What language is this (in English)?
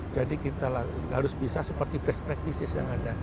Indonesian